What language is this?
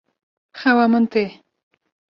Kurdish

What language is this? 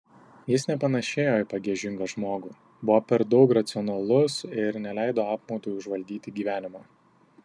Lithuanian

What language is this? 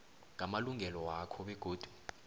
South Ndebele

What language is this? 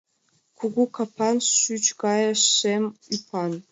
Mari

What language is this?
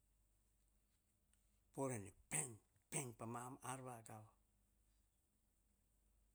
Hahon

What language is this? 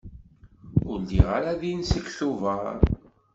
Kabyle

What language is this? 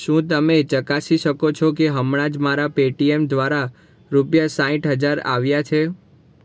Gujarati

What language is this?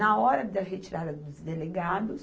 Portuguese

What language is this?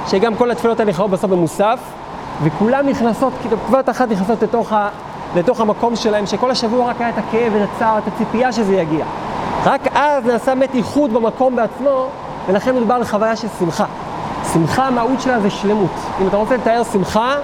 Hebrew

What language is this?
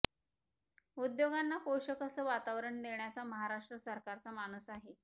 Marathi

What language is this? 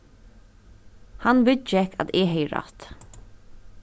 Faroese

